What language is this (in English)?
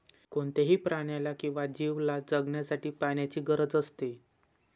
Marathi